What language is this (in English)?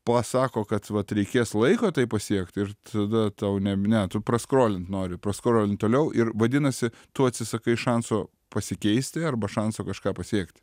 Lithuanian